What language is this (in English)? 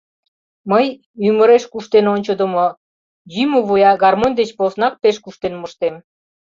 Mari